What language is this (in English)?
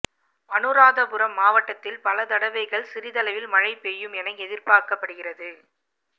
Tamil